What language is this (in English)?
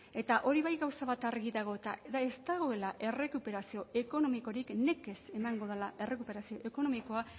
Basque